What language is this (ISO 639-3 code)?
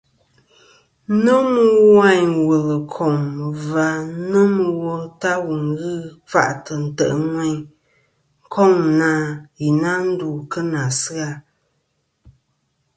bkm